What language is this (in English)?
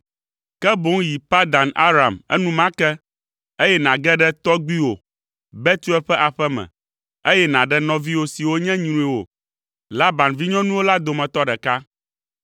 Ewe